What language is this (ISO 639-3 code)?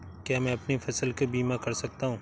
hin